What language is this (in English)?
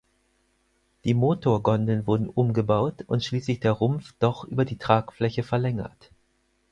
German